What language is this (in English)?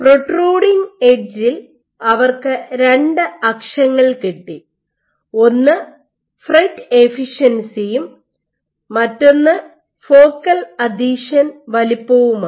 Malayalam